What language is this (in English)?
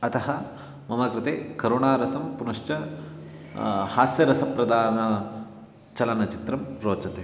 Sanskrit